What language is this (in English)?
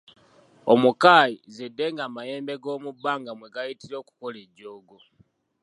Ganda